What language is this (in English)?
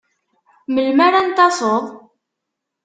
Kabyle